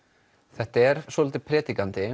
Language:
Icelandic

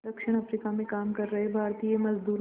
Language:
Hindi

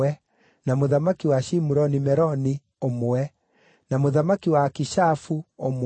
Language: Kikuyu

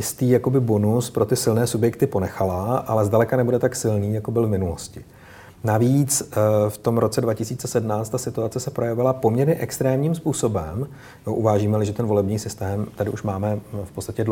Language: Czech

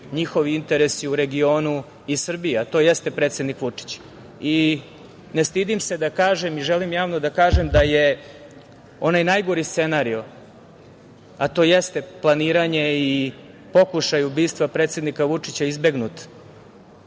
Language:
Serbian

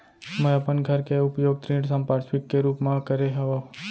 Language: Chhattisgarhi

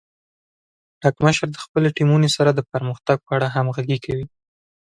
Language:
Pashto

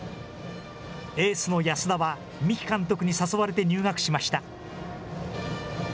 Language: Japanese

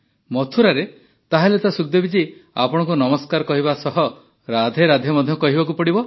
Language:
Odia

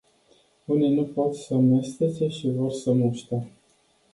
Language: Romanian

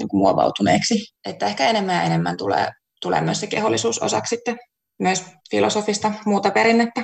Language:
Finnish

